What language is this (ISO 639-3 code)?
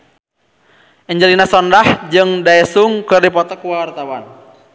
sun